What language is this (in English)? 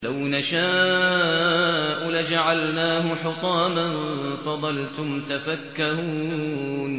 Arabic